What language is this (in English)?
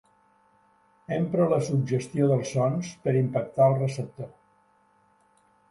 Catalan